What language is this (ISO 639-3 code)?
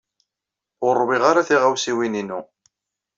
kab